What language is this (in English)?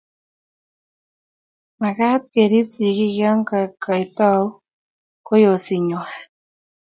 Kalenjin